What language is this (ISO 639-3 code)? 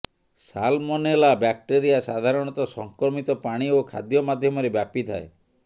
ori